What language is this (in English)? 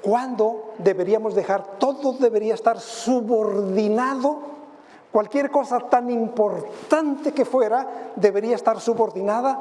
Spanish